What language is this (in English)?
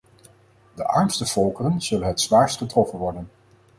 Dutch